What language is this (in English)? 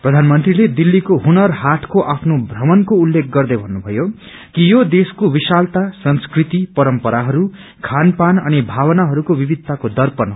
Nepali